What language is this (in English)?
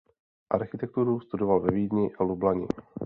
Czech